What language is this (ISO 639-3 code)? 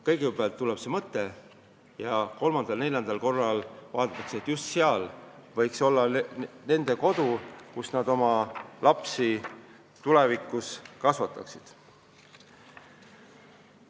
est